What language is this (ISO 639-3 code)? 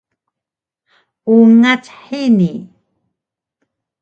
trv